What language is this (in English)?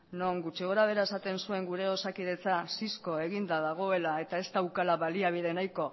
Basque